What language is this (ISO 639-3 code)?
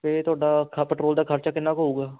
pan